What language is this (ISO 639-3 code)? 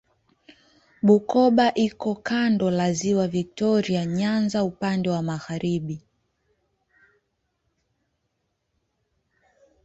swa